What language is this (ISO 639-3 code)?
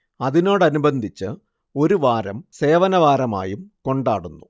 mal